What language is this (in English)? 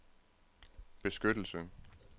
Danish